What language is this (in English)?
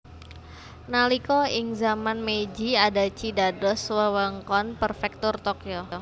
Javanese